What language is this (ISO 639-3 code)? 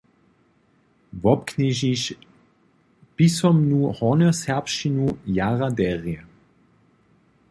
hsb